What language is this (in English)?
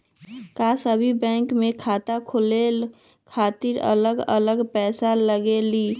Magahi